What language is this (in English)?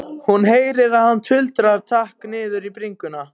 Icelandic